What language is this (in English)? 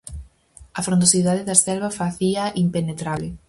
Galician